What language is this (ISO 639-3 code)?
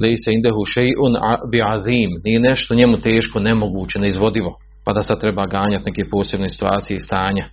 hrv